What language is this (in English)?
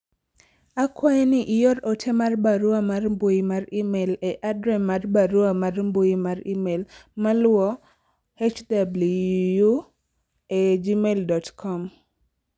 Luo (Kenya and Tanzania)